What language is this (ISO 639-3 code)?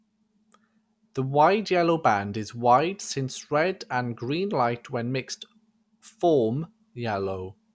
eng